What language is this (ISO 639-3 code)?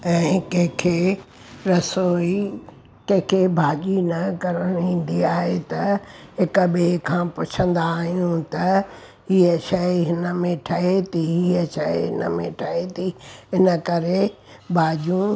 snd